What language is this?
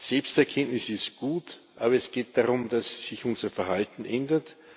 German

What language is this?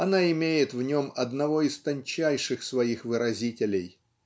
Russian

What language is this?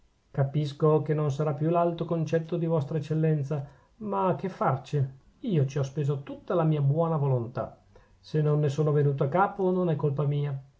Italian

